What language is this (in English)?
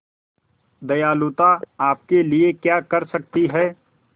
Hindi